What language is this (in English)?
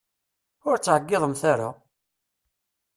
Kabyle